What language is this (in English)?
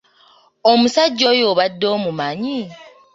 Ganda